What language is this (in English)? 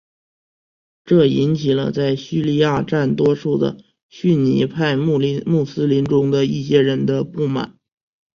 Chinese